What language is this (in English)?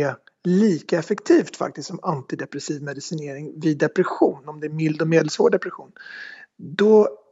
Swedish